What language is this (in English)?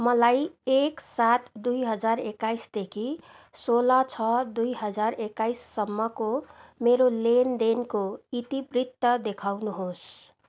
Nepali